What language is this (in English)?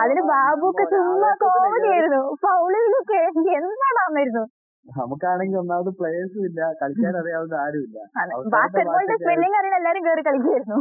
Malayalam